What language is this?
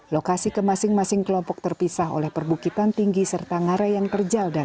Indonesian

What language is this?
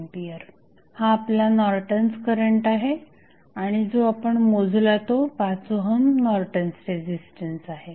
Marathi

